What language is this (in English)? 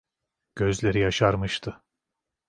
Turkish